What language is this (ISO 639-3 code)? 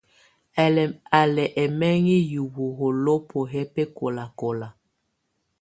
tvu